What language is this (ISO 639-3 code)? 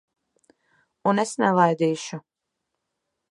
lav